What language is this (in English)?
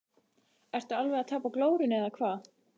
Icelandic